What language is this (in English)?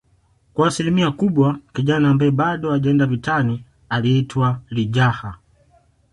Swahili